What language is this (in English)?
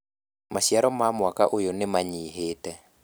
Kikuyu